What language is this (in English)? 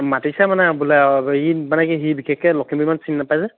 Assamese